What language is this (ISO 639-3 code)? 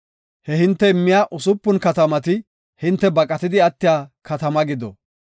gof